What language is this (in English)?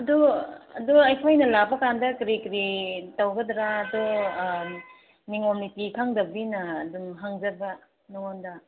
Manipuri